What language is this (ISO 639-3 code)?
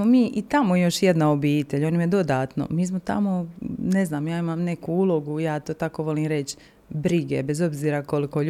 hrv